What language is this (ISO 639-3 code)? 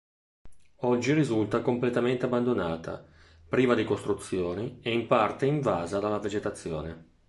ita